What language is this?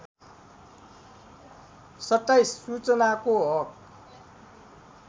Nepali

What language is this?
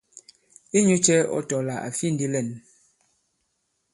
Bankon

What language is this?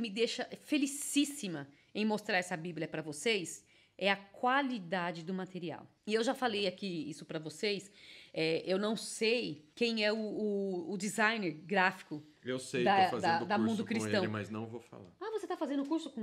Portuguese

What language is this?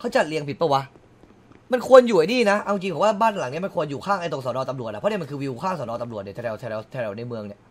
Thai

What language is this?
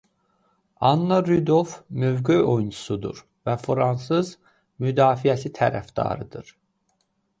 Azerbaijani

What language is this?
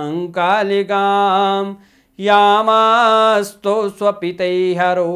Hindi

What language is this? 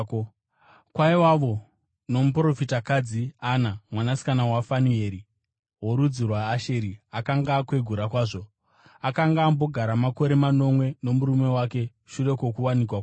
Shona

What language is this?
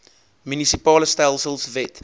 Afrikaans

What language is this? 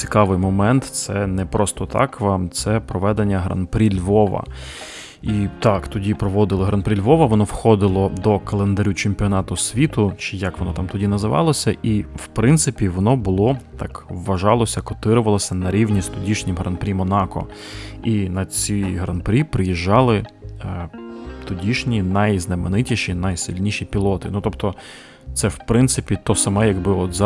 Ukrainian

